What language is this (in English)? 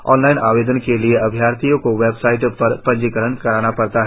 Hindi